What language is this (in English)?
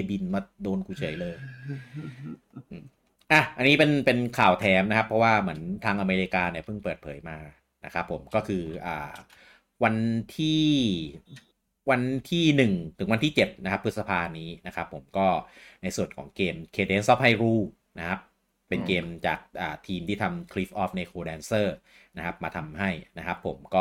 Thai